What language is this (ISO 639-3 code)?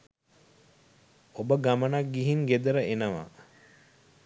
sin